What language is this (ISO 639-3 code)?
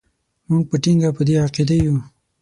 pus